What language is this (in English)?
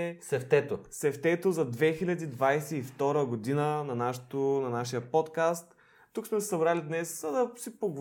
Bulgarian